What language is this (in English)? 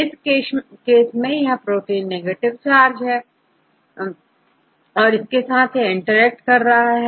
Hindi